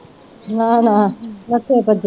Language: Punjabi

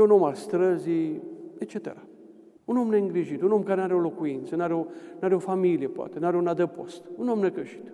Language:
Romanian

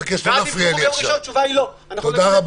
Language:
Hebrew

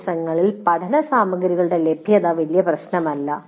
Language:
Malayalam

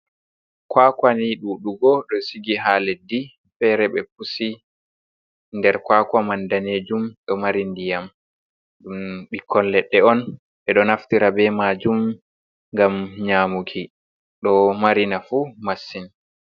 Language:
Fula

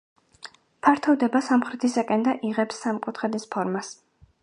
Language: Georgian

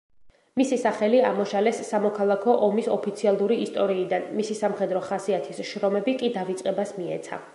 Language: Georgian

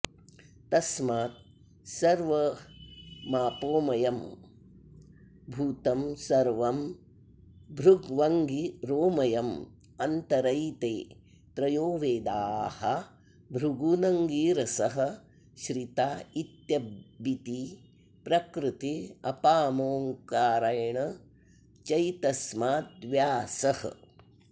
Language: Sanskrit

